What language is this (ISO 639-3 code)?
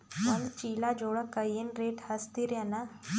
kan